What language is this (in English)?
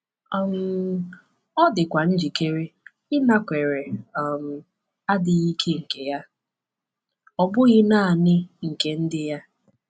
Igbo